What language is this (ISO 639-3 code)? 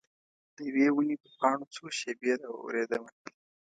pus